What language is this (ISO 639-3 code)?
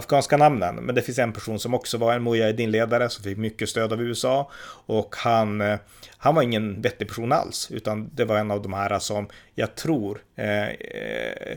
swe